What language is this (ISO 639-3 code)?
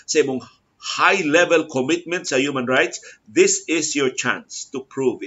fil